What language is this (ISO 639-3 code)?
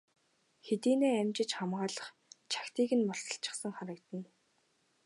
mon